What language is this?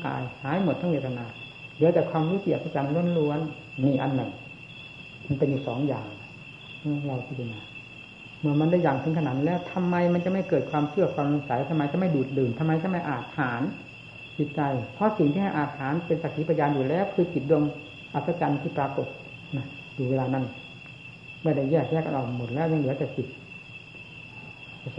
Thai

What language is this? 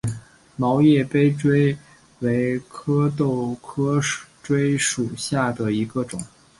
Chinese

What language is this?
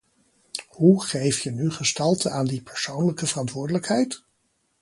Dutch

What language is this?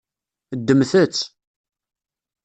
Kabyle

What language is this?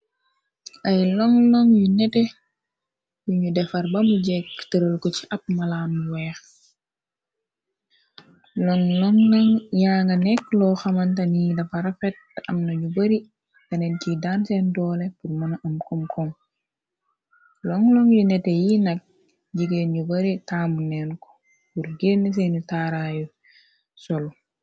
Wolof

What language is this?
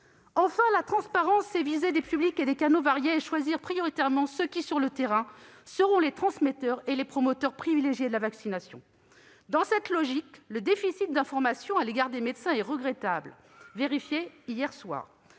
French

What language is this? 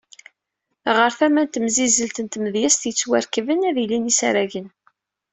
Kabyle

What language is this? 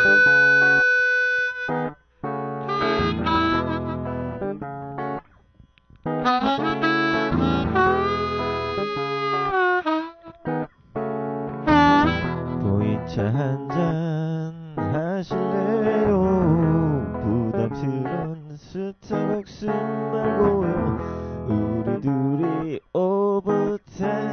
Korean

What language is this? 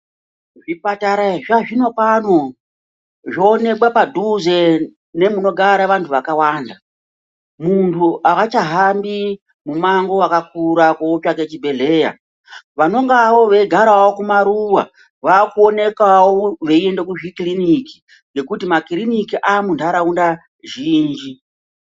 Ndau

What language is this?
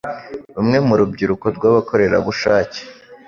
Kinyarwanda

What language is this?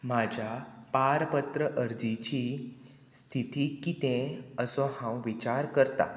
Konkani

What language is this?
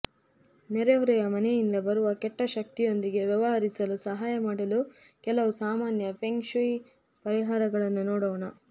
Kannada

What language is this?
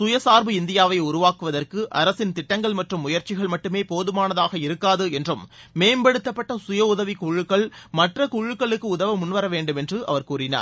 Tamil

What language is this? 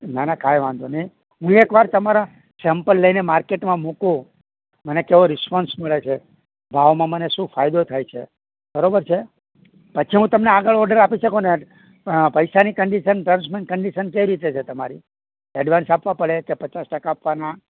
Gujarati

